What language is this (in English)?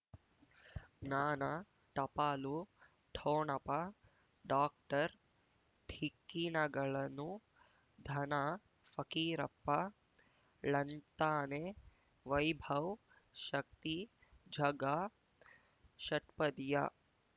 Kannada